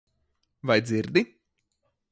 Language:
Latvian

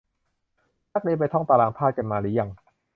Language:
Thai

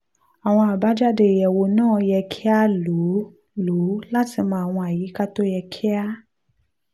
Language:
Yoruba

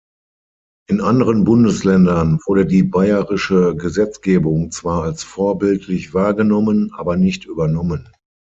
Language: German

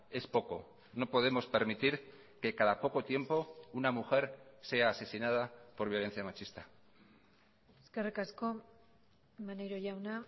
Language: Spanish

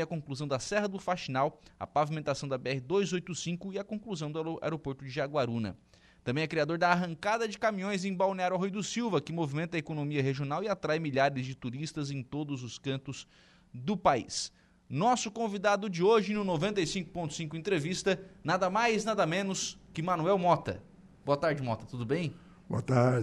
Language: Portuguese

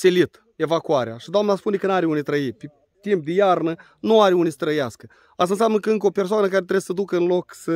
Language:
Romanian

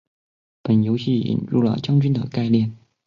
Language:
Chinese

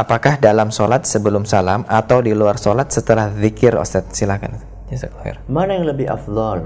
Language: Indonesian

